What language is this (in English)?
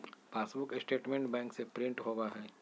Magahi